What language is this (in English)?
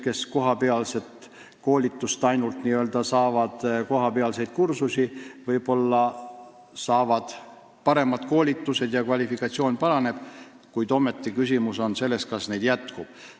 Estonian